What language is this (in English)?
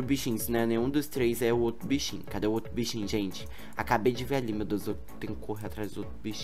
Portuguese